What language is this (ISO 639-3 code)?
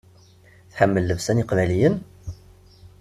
kab